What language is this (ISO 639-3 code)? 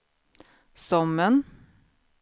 swe